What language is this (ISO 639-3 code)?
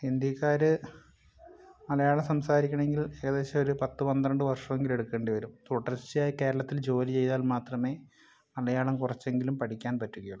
mal